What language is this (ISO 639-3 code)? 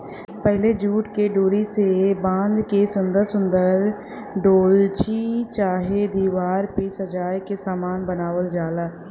bho